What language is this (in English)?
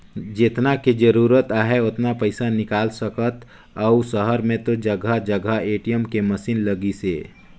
Chhattisgarhi